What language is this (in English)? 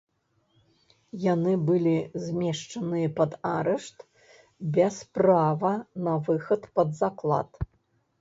Belarusian